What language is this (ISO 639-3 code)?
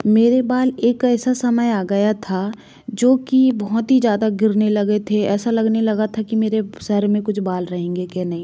hin